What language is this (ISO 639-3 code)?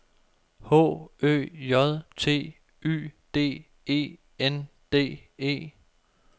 dan